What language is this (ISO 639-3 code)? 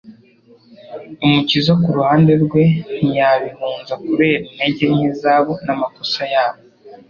kin